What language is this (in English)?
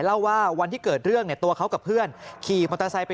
Thai